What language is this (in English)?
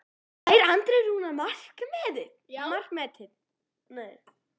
Icelandic